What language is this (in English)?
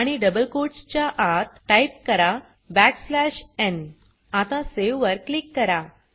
Marathi